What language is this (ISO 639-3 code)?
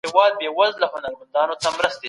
pus